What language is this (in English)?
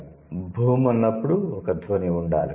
Telugu